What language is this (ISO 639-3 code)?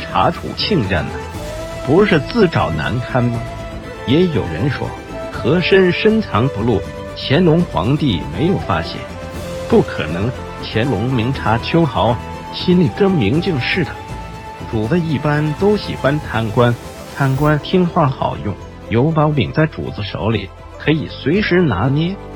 zho